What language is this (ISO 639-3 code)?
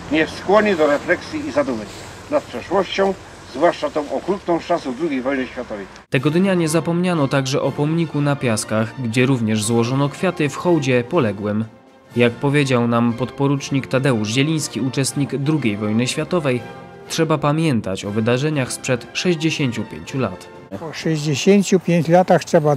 pol